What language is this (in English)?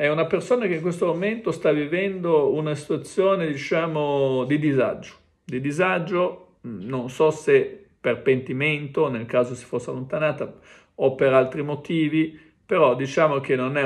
Italian